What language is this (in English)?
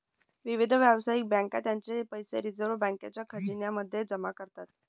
Marathi